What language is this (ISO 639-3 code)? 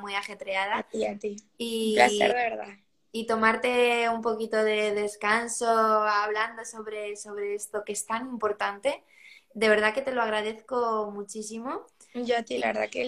spa